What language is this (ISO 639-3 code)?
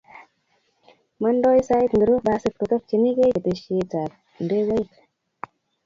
kln